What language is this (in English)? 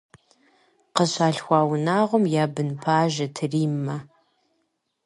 Kabardian